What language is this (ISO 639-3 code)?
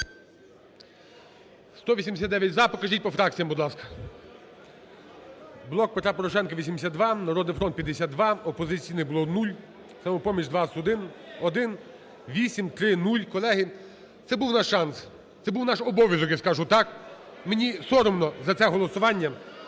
ukr